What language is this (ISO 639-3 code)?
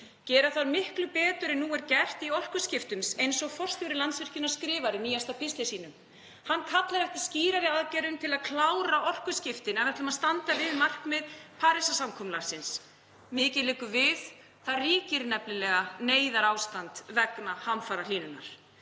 isl